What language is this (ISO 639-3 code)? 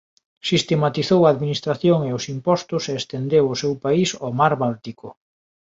glg